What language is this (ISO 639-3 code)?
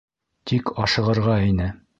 bak